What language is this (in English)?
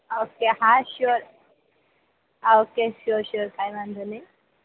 Gujarati